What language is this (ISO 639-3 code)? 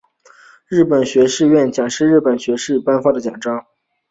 zho